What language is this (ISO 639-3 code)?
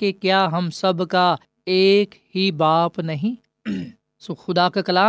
urd